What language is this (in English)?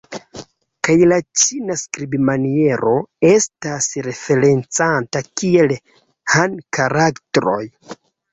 Esperanto